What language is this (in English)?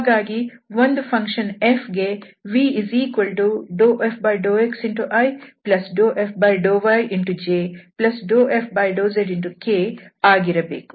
Kannada